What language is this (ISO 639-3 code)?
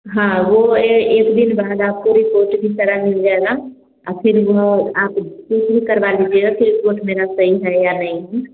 hin